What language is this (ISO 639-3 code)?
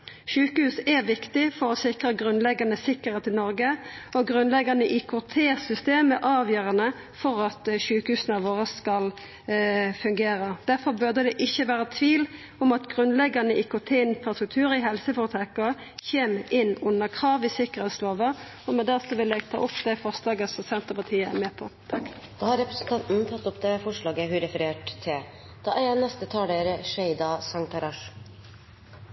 nor